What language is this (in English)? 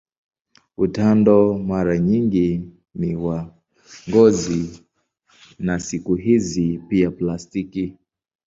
Swahili